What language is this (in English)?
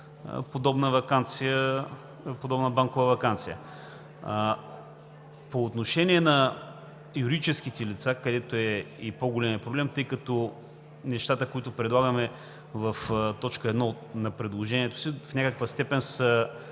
Bulgarian